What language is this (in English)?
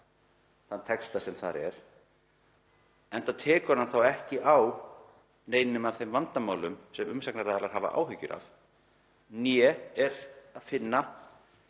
Icelandic